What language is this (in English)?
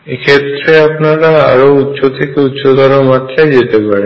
Bangla